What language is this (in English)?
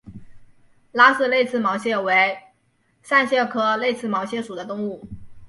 Chinese